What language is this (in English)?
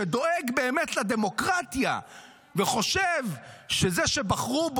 Hebrew